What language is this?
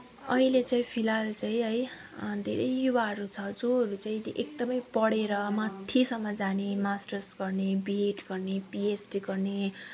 Nepali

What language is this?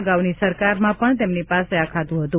Gujarati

